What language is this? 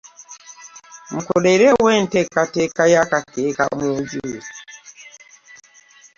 Ganda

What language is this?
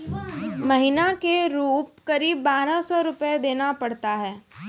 Maithili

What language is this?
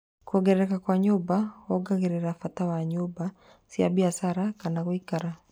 Kikuyu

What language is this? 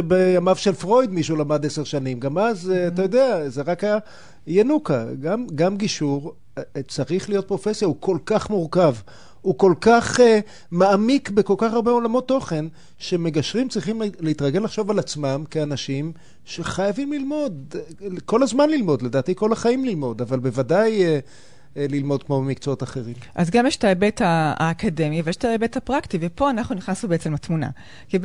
Hebrew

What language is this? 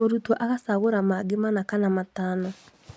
Kikuyu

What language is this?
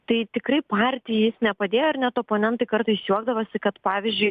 Lithuanian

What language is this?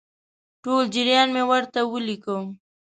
Pashto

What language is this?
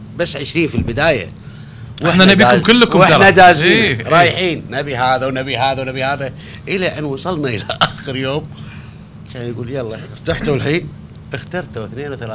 Arabic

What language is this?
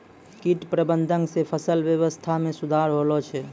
Maithili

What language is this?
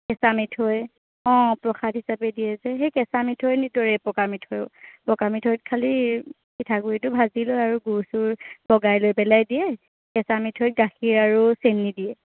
Assamese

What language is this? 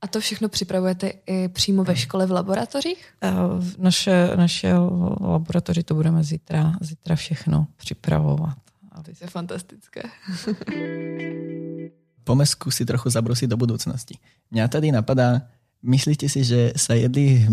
Czech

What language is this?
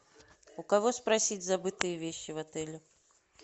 Russian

